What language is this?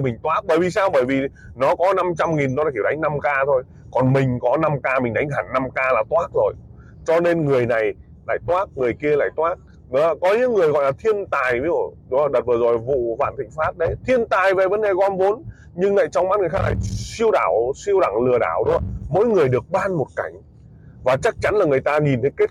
Vietnamese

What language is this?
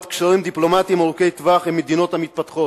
Hebrew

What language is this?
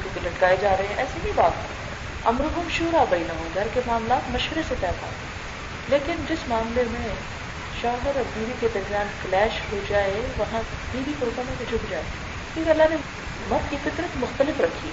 Urdu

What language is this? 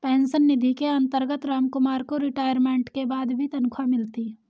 Hindi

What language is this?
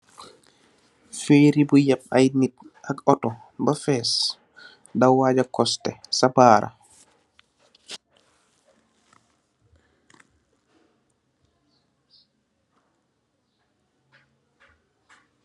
Wolof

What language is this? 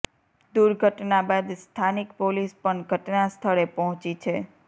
Gujarati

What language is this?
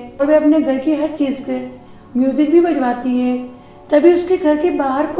Hindi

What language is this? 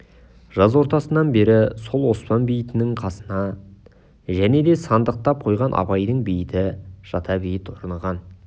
Kazakh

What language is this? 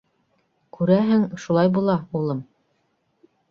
Bashkir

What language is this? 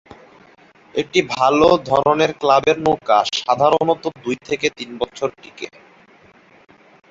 Bangla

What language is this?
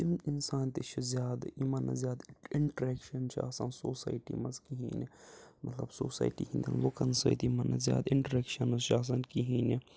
Kashmiri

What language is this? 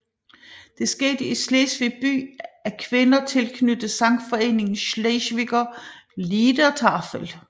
Danish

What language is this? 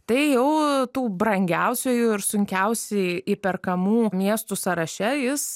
Lithuanian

